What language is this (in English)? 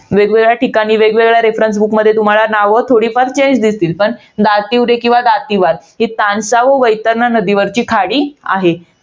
Marathi